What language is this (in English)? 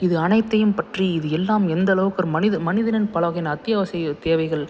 Tamil